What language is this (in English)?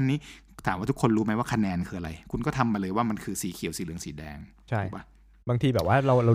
Thai